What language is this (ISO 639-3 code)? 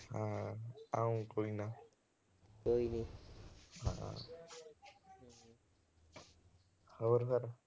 pan